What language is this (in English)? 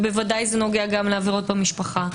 Hebrew